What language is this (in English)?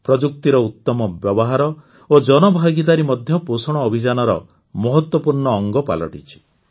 Odia